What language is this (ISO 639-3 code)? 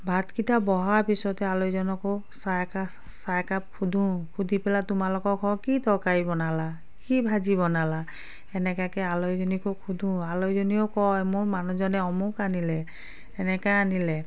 asm